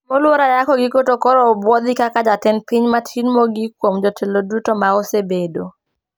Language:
Luo (Kenya and Tanzania)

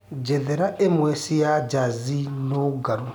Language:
Kikuyu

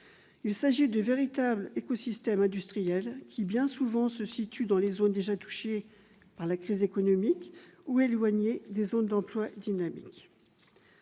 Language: French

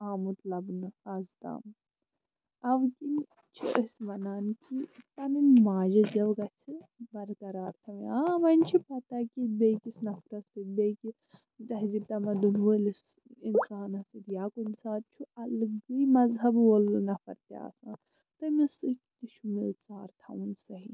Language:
Kashmiri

